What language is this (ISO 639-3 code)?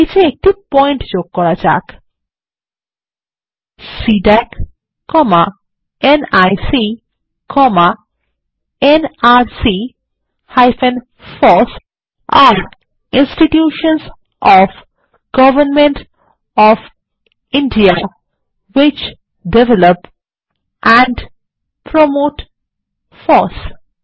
ben